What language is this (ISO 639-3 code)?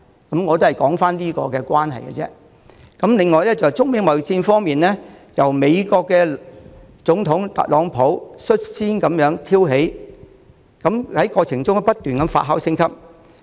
yue